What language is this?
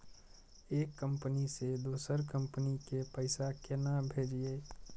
Maithili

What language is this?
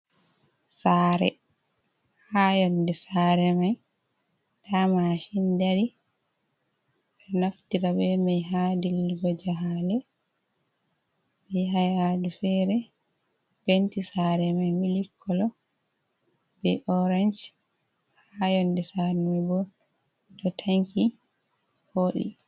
Fula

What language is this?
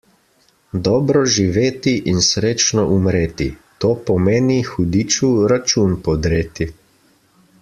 Slovenian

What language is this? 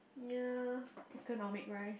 English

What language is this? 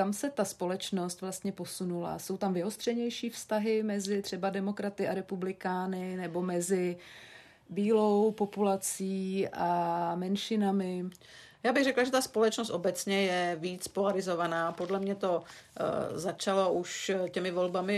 Czech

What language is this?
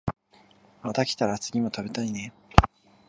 Japanese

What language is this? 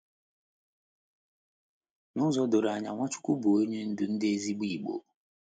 Igbo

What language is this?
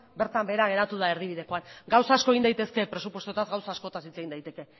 Basque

